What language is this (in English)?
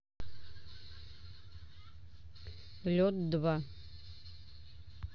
Russian